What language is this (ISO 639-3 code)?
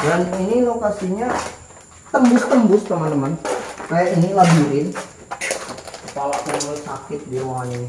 ind